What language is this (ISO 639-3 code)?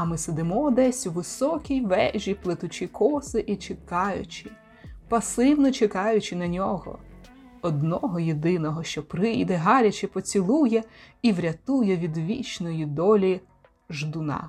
ukr